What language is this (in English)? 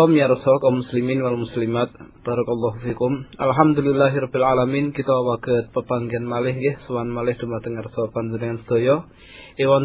Malay